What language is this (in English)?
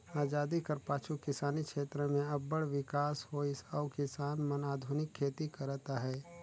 Chhattisgarhi